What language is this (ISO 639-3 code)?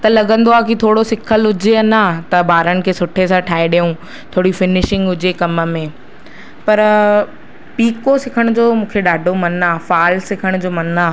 snd